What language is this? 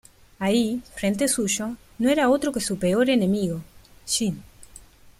Spanish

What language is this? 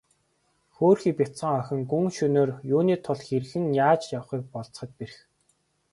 Mongolian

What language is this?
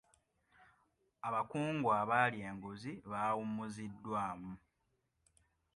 Ganda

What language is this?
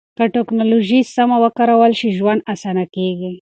Pashto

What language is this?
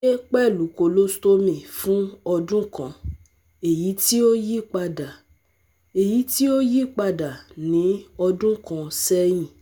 Yoruba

